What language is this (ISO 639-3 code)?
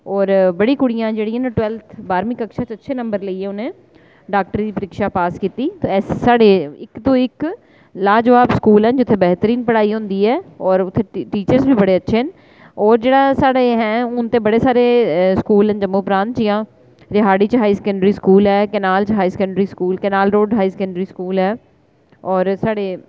doi